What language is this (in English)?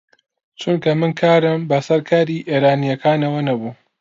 Central Kurdish